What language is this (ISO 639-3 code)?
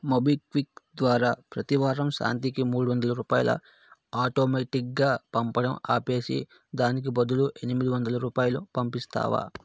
tel